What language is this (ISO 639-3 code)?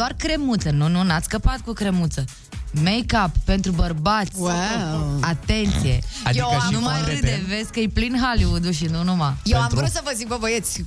ron